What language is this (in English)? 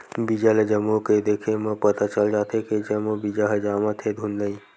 Chhattisgarhi